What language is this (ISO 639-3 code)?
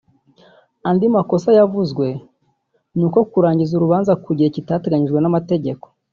kin